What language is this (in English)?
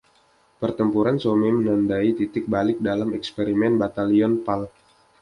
Indonesian